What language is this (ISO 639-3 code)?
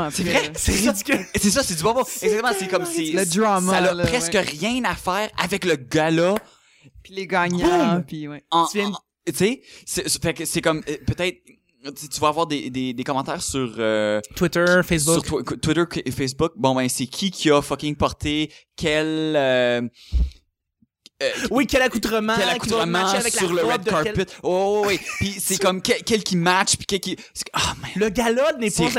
fra